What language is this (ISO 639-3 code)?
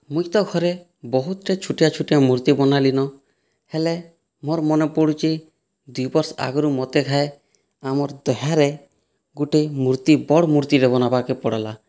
ori